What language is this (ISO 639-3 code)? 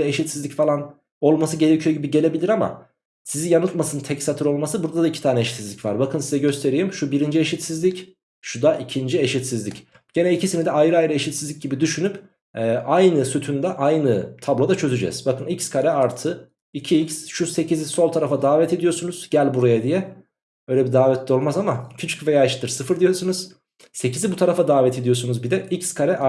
tur